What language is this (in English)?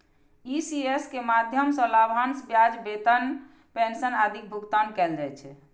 Maithili